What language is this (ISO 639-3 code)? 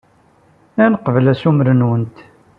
kab